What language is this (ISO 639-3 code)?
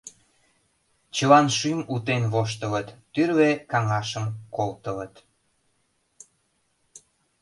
chm